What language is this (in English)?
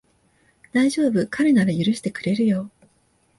Japanese